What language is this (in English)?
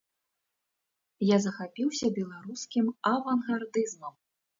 Belarusian